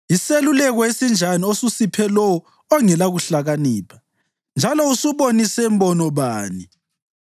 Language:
North Ndebele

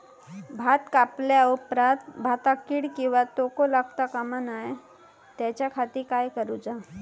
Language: Marathi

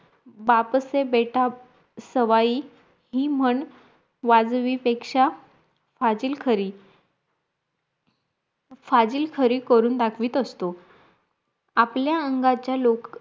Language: Marathi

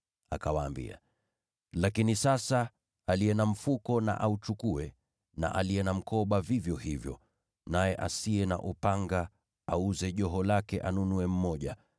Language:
Swahili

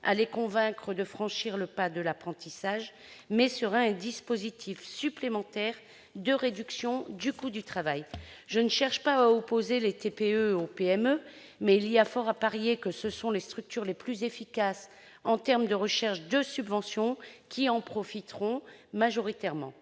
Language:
French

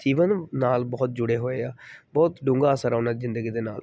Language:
Punjabi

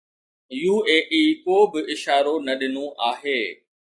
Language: Sindhi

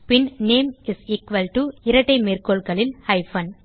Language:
Tamil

